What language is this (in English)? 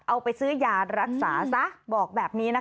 Thai